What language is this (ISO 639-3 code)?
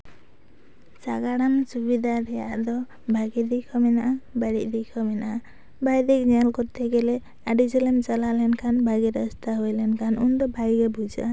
sat